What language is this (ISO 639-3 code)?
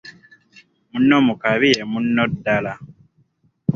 lug